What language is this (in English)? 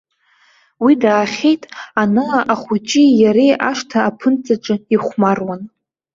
Abkhazian